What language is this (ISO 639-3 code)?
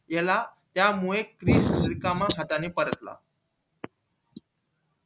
mar